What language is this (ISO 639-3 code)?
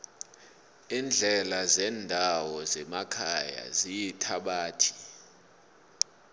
nbl